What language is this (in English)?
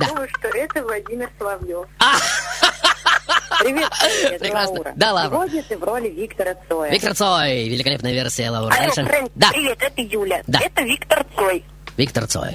Russian